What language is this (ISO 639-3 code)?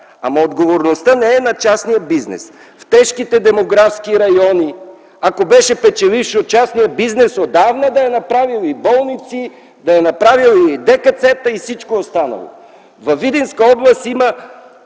bul